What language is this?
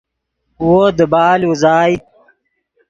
Yidgha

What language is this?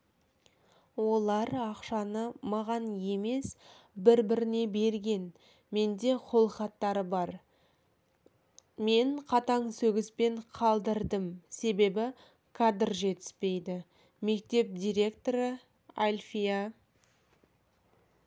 Kazakh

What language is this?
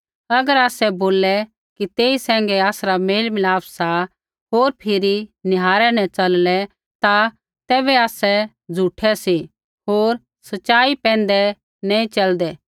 Kullu Pahari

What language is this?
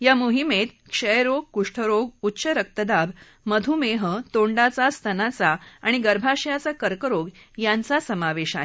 Marathi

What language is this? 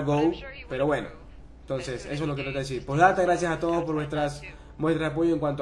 Spanish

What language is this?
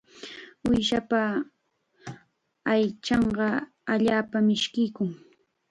Chiquián Ancash Quechua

